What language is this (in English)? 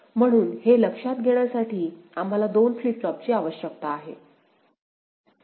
Marathi